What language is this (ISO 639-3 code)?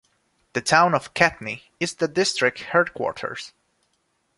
eng